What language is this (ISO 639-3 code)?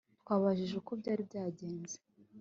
kin